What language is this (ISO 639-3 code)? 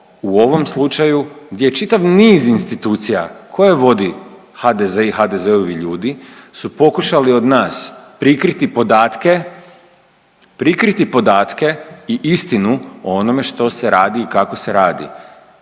hrv